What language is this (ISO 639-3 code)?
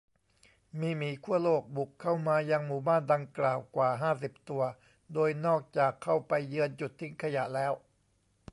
tha